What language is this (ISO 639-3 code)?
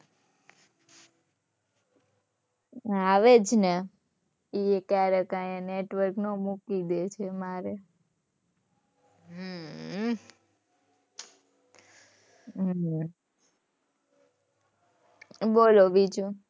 guj